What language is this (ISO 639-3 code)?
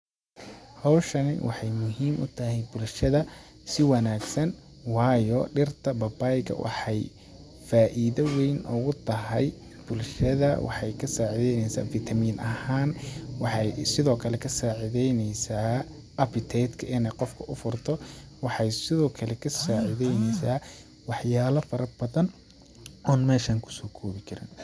som